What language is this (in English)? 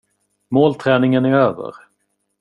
Swedish